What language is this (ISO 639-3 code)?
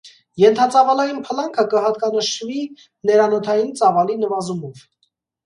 hye